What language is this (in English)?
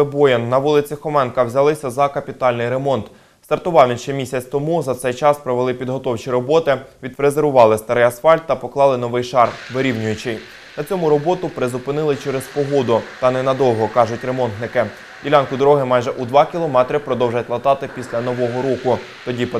Ukrainian